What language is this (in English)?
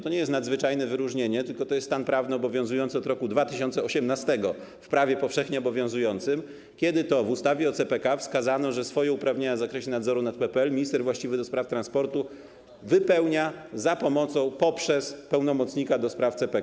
Polish